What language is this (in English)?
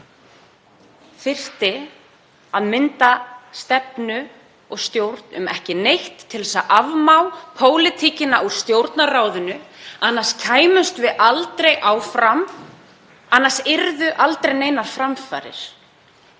Icelandic